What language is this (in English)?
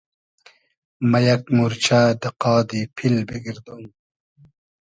Hazaragi